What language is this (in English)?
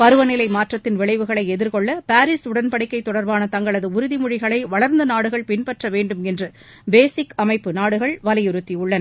Tamil